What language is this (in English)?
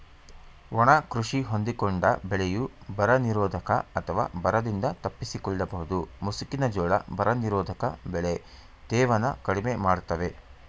Kannada